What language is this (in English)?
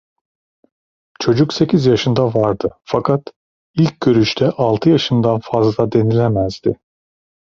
Turkish